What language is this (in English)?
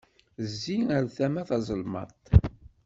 Kabyle